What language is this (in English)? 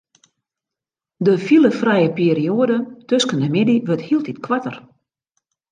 Western Frisian